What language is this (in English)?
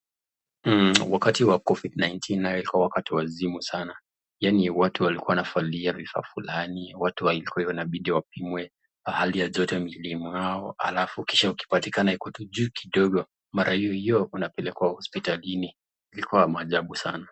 Swahili